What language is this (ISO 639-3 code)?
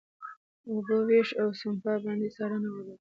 pus